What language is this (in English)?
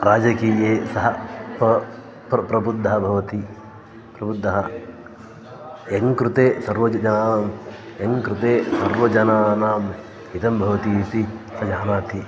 Sanskrit